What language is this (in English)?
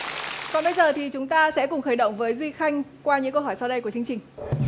Vietnamese